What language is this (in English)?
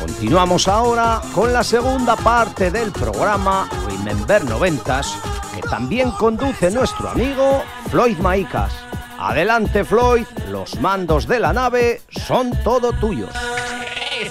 Spanish